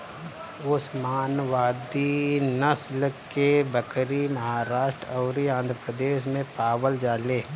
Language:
Bhojpuri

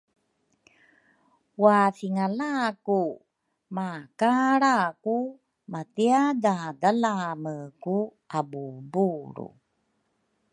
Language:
Rukai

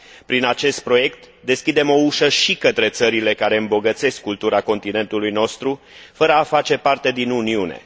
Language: Romanian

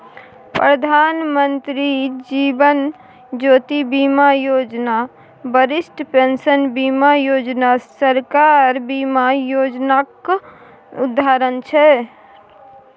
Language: Maithili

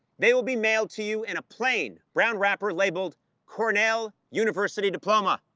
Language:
English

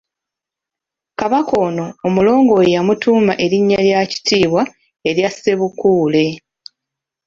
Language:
Ganda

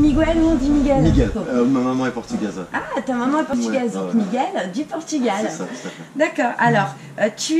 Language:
French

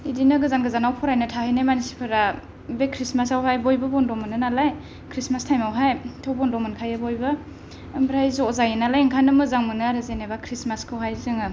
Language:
Bodo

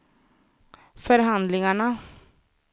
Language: Swedish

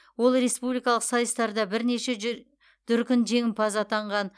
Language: Kazakh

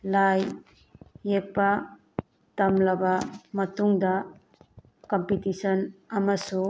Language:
Manipuri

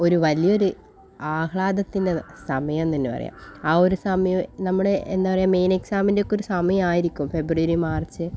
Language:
Malayalam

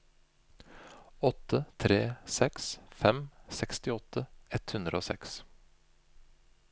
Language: Norwegian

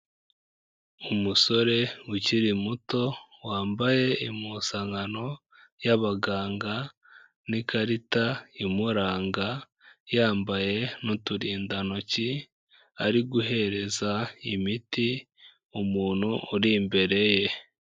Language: Kinyarwanda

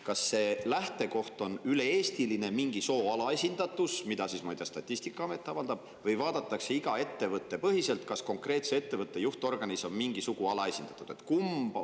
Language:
Estonian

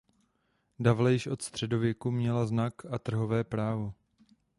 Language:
Czech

